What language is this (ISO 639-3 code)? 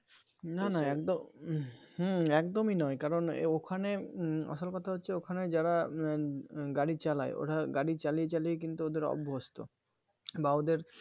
ben